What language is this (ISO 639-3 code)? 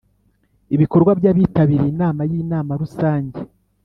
kin